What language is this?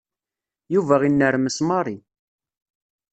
Kabyle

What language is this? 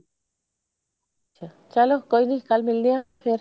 Punjabi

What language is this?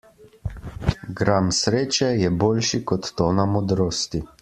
Slovenian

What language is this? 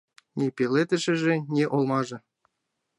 Mari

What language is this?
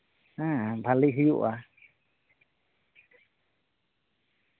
Santali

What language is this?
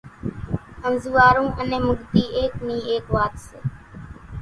Kachi Koli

